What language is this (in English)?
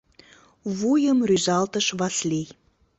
Mari